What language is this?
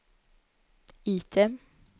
Swedish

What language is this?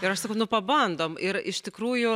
Lithuanian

